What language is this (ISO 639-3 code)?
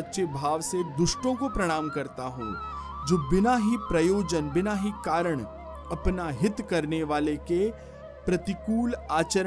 hin